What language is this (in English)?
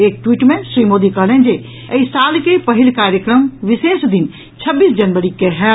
Maithili